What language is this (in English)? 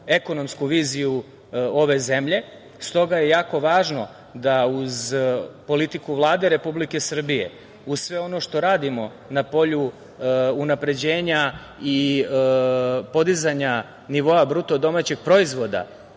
Serbian